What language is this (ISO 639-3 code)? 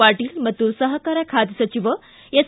kan